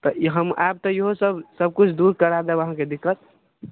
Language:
Maithili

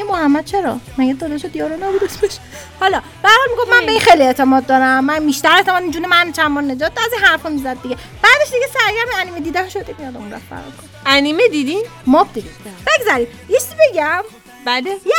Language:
Persian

